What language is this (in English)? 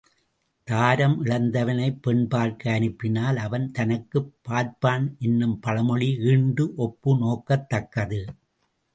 Tamil